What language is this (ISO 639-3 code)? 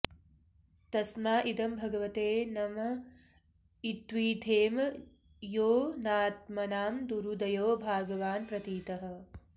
san